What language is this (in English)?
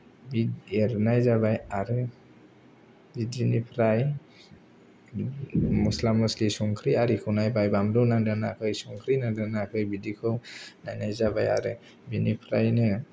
Bodo